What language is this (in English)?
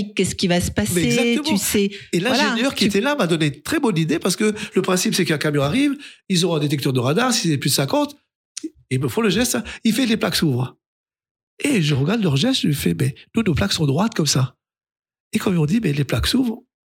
French